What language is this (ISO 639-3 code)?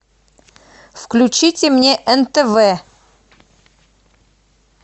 rus